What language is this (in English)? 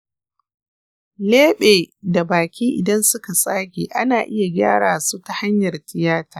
Hausa